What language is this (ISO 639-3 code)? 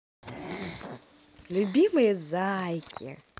rus